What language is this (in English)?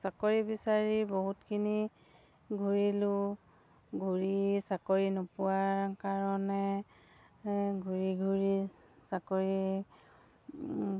Assamese